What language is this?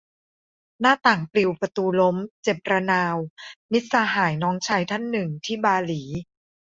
Thai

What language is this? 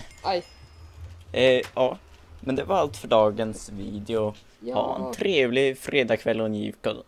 Swedish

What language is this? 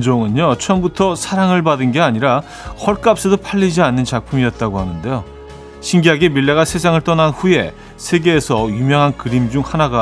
Korean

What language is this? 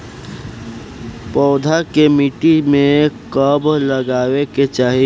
Bhojpuri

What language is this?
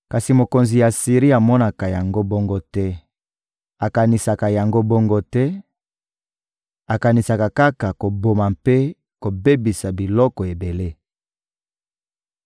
Lingala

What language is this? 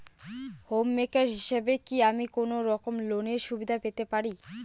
Bangla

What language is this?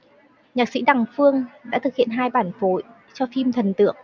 Vietnamese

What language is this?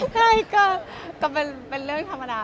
Thai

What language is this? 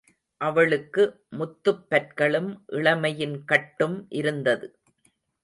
Tamil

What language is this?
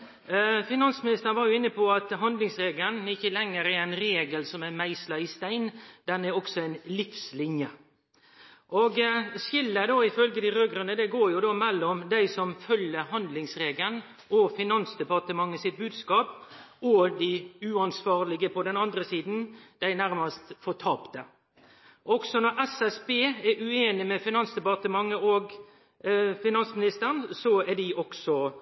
Norwegian Nynorsk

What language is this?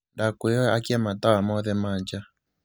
Kikuyu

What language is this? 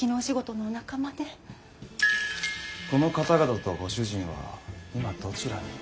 Japanese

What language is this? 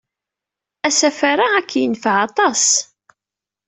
Kabyle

